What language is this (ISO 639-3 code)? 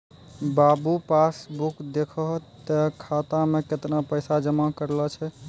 mai